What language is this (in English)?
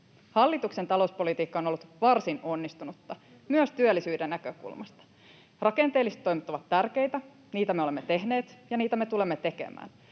Finnish